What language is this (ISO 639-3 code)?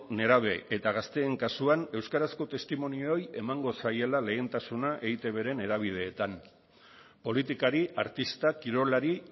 eus